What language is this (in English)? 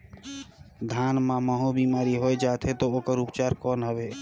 Chhattisgarhi